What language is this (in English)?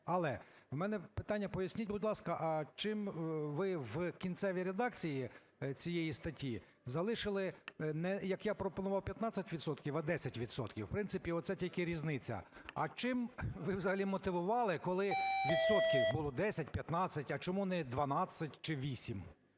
Ukrainian